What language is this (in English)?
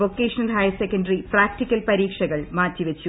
Malayalam